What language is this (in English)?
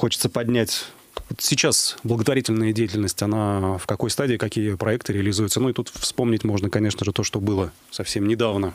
Russian